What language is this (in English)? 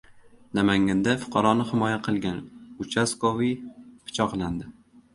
Uzbek